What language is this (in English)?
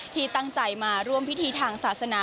Thai